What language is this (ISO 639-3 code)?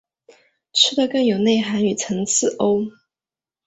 zho